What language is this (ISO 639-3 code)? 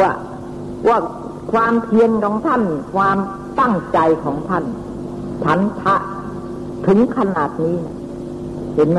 tha